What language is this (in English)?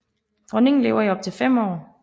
Danish